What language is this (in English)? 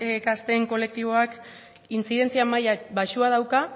Basque